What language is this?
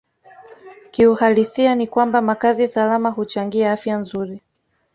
Swahili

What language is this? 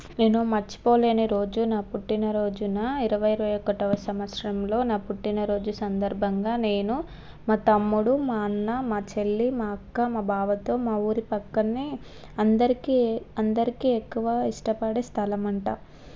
Telugu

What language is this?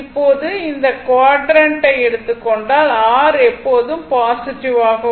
Tamil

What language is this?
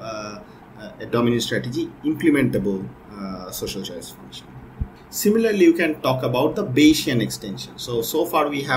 English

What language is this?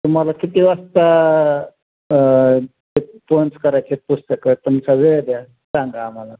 Marathi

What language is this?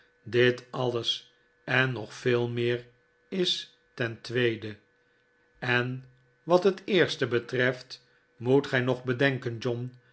Dutch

